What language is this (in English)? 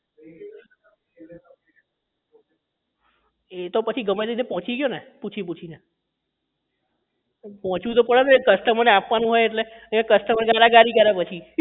Gujarati